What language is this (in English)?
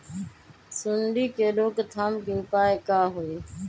Magahi